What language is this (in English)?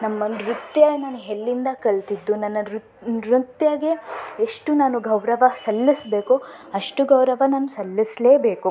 Kannada